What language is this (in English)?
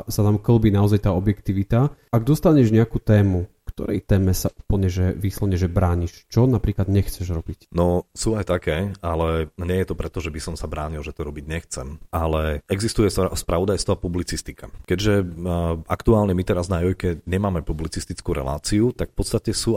Slovak